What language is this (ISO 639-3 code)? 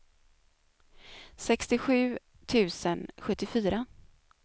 swe